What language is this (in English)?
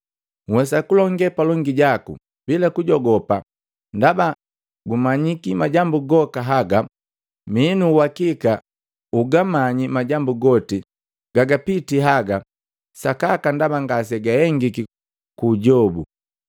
Matengo